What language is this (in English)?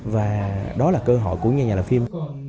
Vietnamese